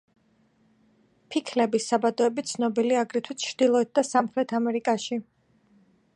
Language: Georgian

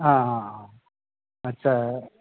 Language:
Assamese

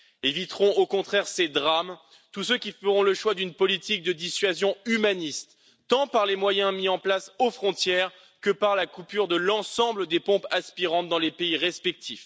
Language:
French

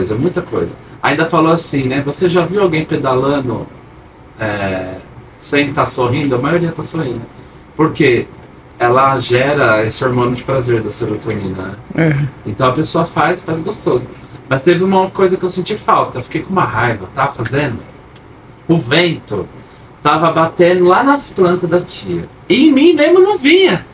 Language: Portuguese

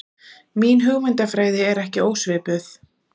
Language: Icelandic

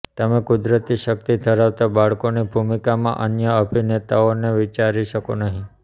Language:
Gujarati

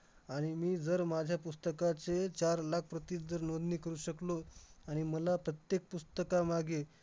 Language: Marathi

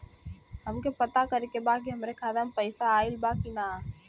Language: Bhojpuri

